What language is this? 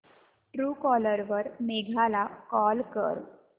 Marathi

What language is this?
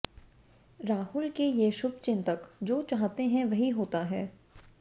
Hindi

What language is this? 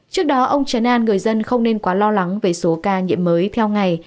Vietnamese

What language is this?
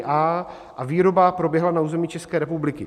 Czech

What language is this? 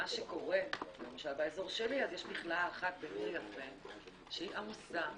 Hebrew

